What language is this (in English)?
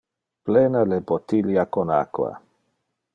Interlingua